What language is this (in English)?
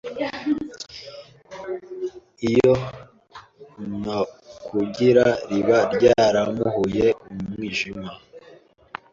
Kinyarwanda